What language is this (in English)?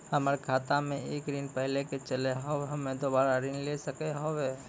Maithili